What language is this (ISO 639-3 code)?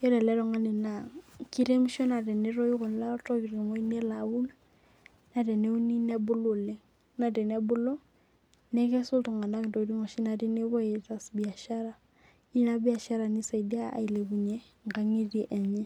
mas